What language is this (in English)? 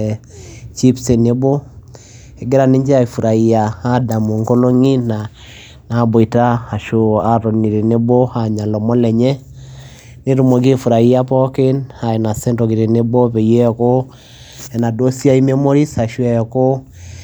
Masai